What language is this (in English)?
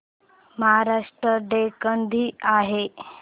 Marathi